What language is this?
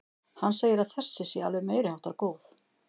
Icelandic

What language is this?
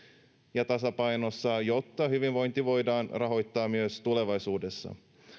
Finnish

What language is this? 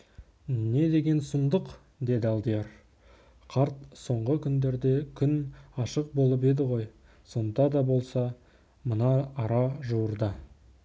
Kazakh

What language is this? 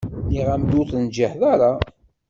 Kabyle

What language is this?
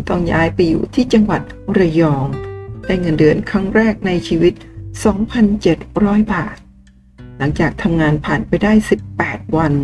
Thai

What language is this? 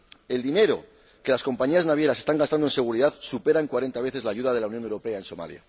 Spanish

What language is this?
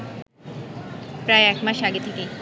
Bangla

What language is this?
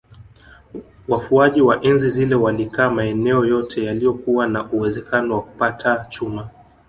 Swahili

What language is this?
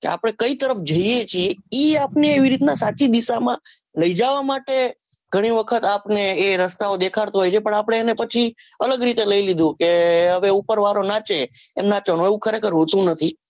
Gujarati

